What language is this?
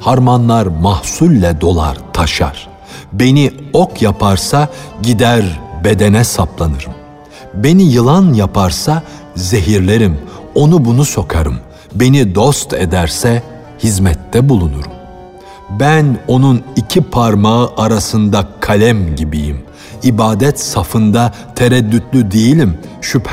Turkish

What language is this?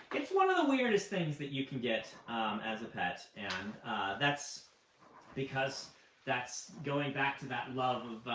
English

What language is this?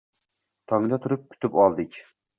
Uzbek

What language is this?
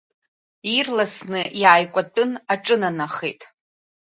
Abkhazian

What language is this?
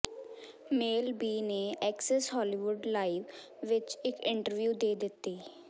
Punjabi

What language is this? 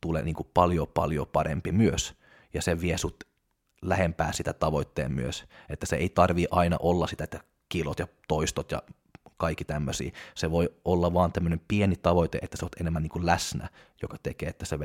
Finnish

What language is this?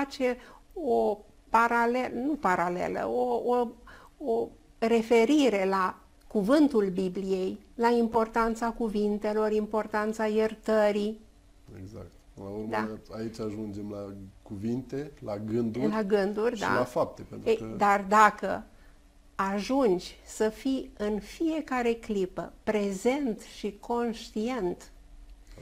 Romanian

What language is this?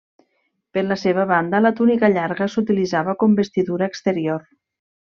Catalan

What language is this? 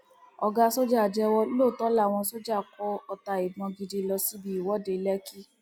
Yoruba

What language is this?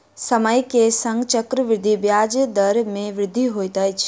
Maithili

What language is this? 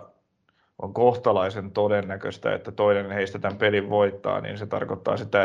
Finnish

